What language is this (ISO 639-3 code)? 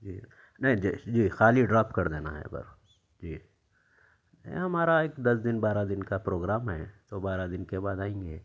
urd